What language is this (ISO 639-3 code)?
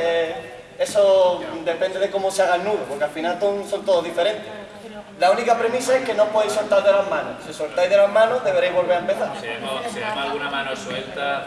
spa